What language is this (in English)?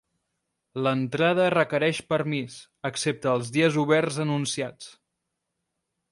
Catalan